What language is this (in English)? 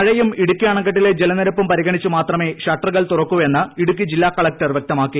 Malayalam